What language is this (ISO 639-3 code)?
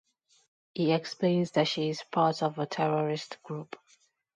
eng